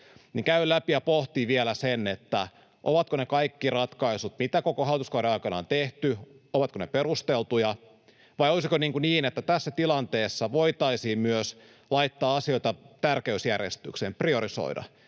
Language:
Finnish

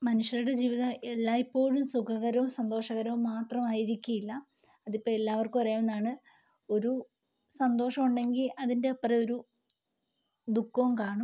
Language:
Malayalam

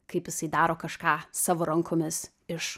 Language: Lithuanian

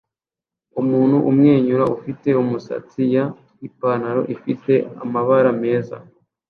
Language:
Kinyarwanda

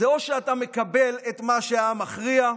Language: Hebrew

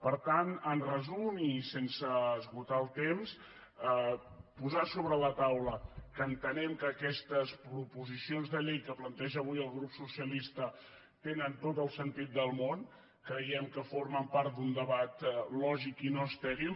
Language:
Catalan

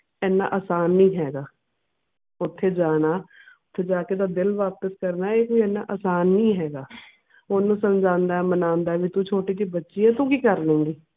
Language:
Punjabi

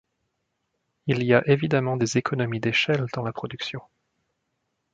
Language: French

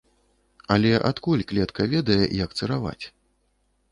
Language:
Belarusian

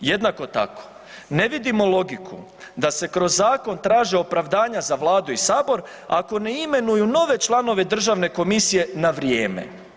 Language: Croatian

